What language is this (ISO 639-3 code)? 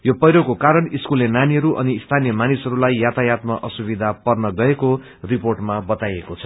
nep